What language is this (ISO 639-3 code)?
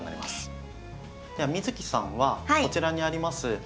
jpn